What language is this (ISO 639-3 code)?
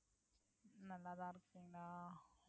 tam